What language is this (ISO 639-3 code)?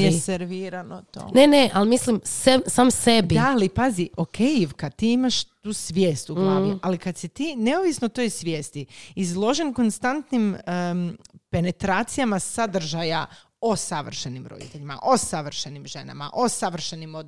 hrv